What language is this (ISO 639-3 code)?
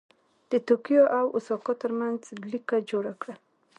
pus